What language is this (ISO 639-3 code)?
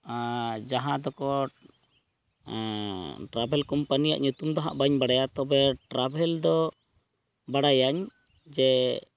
sat